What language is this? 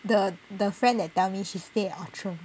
English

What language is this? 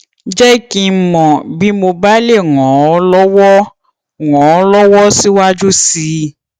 Yoruba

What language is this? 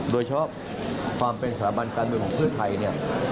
Thai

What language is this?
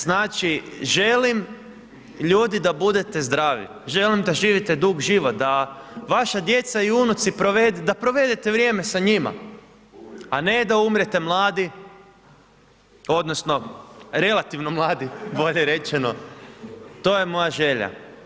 Croatian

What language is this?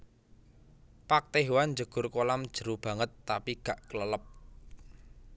Javanese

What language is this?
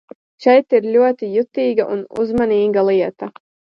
Latvian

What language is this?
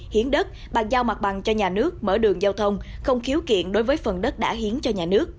Vietnamese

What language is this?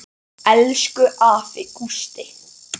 Icelandic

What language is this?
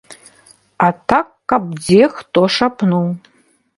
Belarusian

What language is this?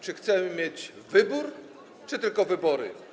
Polish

